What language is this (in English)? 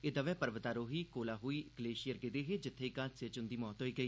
Dogri